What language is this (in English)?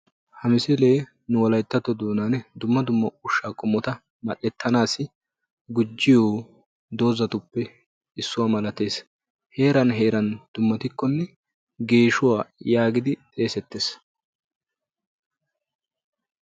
Wolaytta